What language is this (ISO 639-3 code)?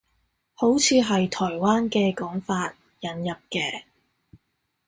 yue